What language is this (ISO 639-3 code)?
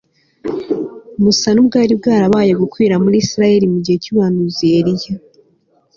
kin